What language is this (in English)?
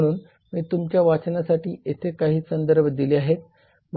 Marathi